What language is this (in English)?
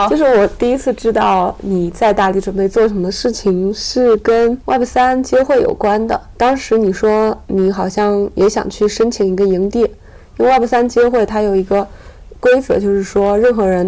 Chinese